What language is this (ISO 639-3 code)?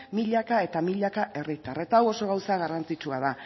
eus